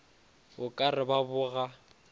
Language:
Northern Sotho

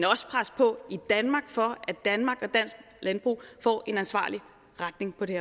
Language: Danish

